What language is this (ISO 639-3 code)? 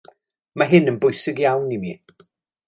cym